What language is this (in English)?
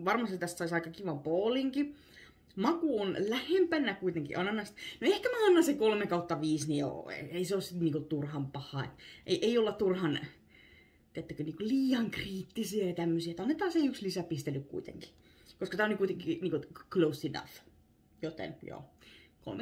Finnish